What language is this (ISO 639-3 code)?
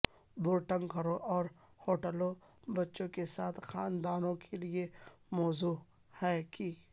urd